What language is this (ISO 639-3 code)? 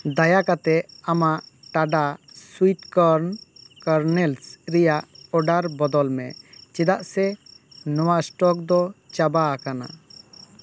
sat